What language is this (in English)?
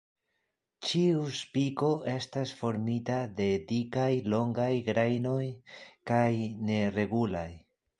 Esperanto